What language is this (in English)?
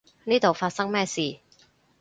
Cantonese